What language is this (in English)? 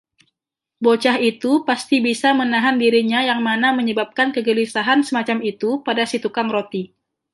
Indonesian